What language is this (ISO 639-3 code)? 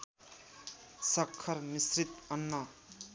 nep